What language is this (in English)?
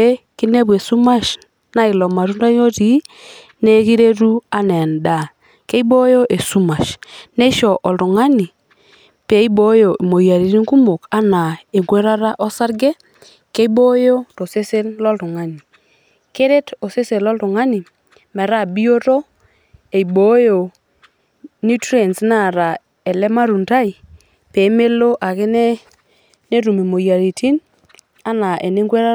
Masai